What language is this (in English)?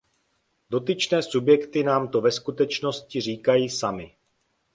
Czech